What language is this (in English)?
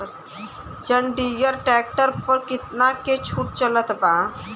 Bhojpuri